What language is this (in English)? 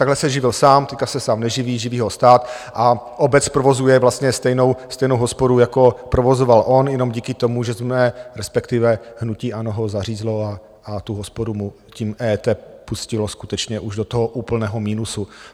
Czech